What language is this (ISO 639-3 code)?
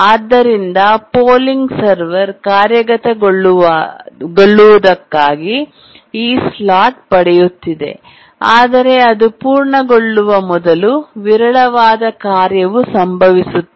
kan